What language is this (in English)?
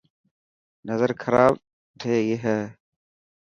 Dhatki